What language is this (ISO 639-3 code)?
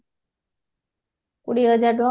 ori